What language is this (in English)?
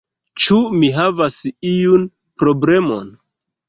Esperanto